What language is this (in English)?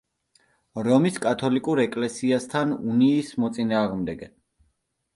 Georgian